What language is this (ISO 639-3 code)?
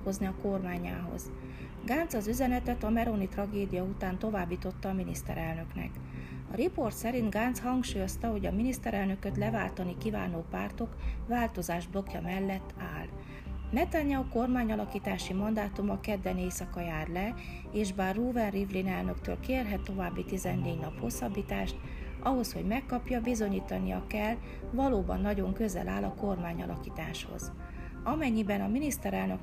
hun